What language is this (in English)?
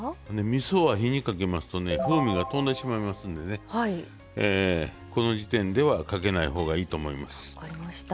Japanese